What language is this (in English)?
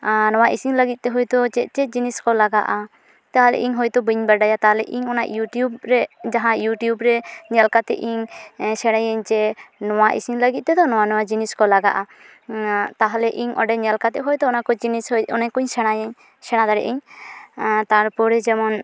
Santali